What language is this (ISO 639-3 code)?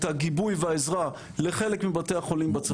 heb